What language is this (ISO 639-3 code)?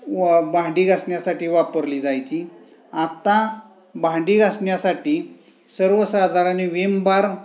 mar